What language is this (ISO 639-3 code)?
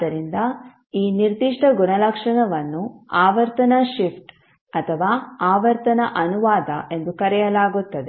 kan